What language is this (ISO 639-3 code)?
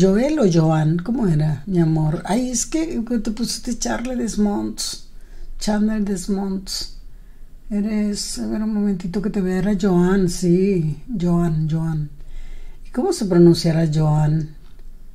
spa